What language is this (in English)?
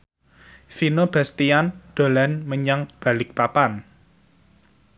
Javanese